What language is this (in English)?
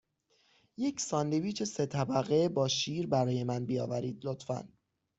Persian